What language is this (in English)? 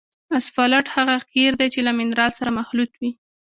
Pashto